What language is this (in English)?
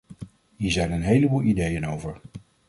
Dutch